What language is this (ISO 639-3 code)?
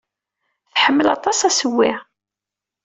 kab